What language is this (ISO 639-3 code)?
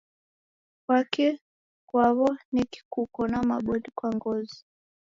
dav